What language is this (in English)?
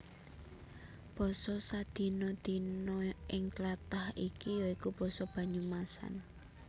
Javanese